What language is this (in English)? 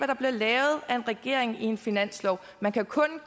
Danish